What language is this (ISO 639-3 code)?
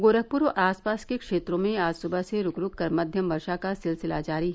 hin